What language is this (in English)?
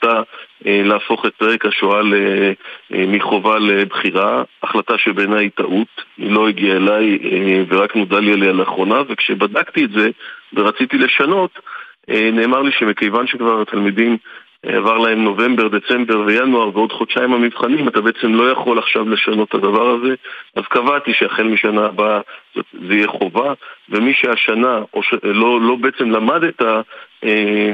Hebrew